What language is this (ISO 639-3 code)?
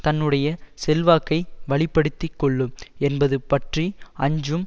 tam